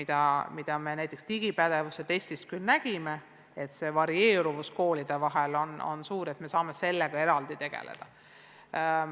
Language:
Estonian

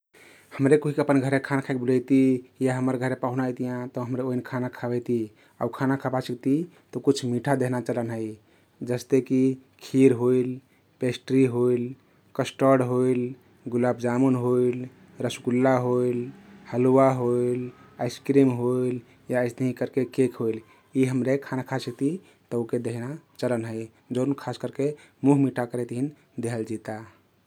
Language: Kathoriya Tharu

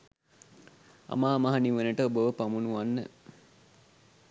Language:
Sinhala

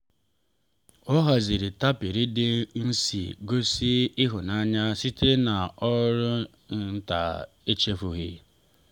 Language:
Igbo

